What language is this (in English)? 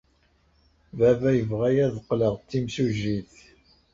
Kabyle